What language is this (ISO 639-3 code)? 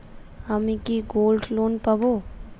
ben